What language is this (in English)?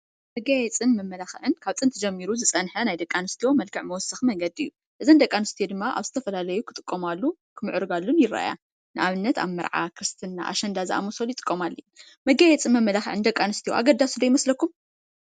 Tigrinya